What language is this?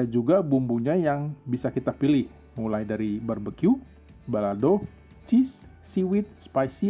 Indonesian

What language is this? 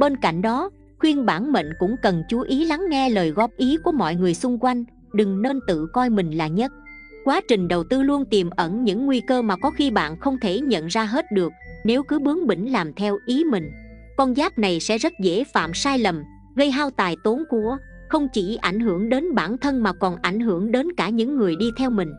Vietnamese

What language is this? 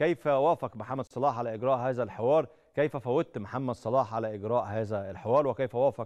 Arabic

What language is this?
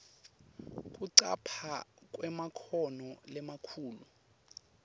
Swati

